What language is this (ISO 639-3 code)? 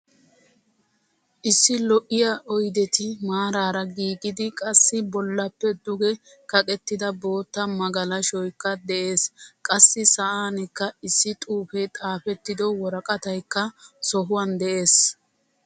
wal